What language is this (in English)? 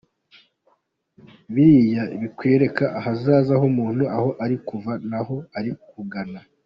Kinyarwanda